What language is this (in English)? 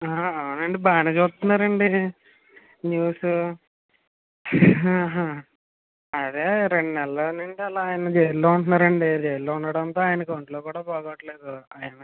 Telugu